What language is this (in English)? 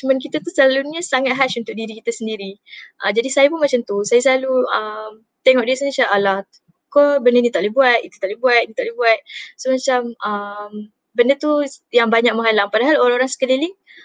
Malay